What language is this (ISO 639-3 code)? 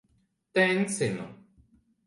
lav